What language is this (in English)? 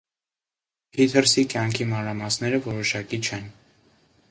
Armenian